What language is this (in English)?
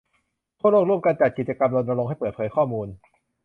Thai